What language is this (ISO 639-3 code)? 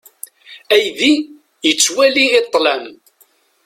kab